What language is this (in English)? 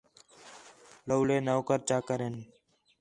Khetrani